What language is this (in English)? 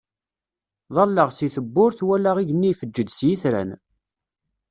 Kabyle